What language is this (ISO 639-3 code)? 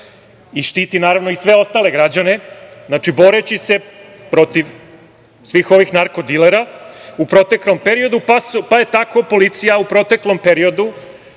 srp